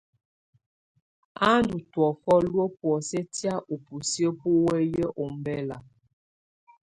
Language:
Tunen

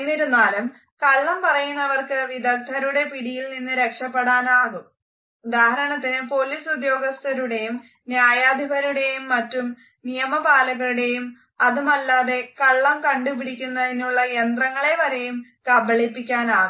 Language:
Malayalam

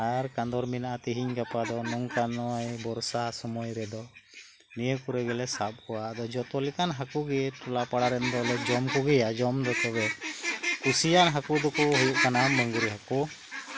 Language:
Santali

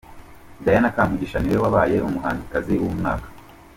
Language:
Kinyarwanda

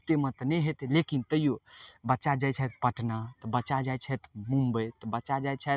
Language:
Maithili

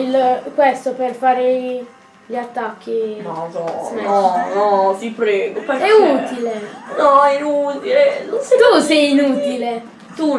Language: Italian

